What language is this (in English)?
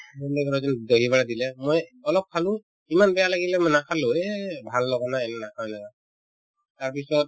Assamese